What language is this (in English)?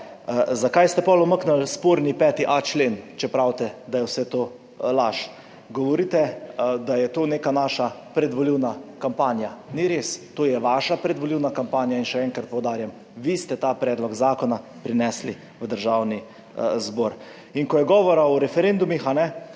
Slovenian